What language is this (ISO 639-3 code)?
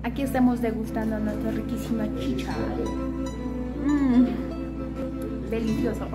spa